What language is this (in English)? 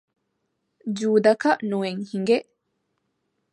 Divehi